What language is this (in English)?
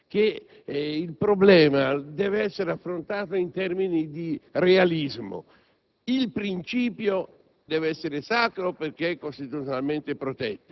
Italian